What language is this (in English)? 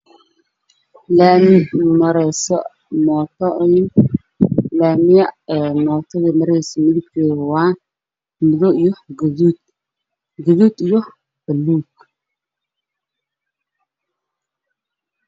Somali